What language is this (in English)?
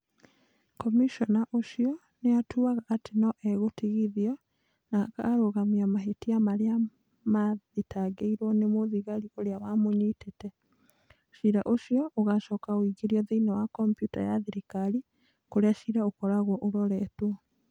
Kikuyu